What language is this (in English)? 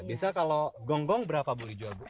Indonesian